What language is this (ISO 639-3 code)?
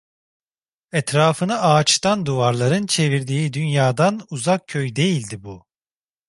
tur